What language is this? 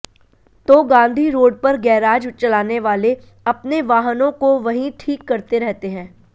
Hindi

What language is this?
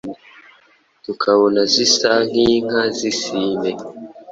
Kinyarwanda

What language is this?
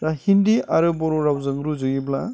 Bodo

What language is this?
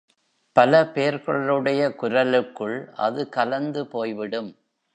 Tamil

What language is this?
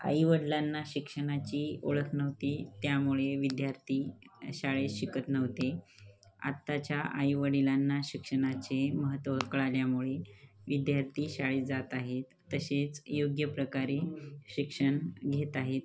Marathi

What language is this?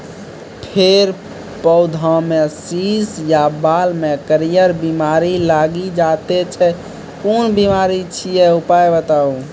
Maithili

